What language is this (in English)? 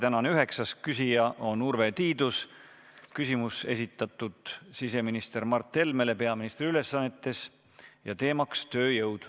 Estonian